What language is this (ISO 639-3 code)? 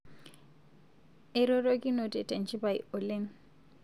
mas